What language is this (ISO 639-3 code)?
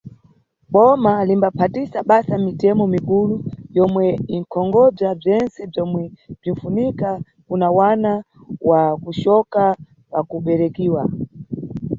nyu